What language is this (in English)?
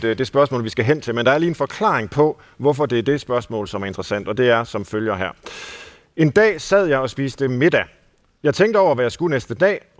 Danish